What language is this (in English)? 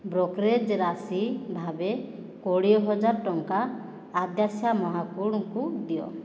Odia